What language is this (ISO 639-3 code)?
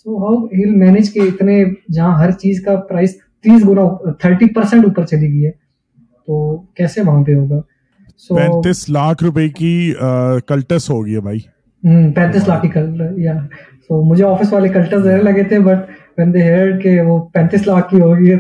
urd